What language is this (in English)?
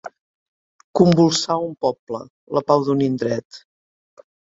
Catalan